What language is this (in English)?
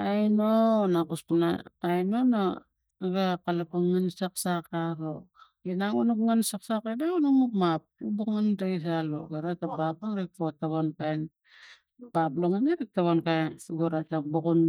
Tigak